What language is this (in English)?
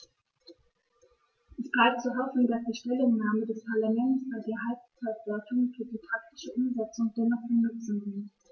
German